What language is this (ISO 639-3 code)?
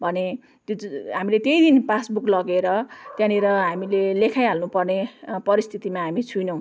nep